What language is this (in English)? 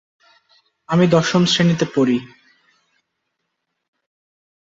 Bangla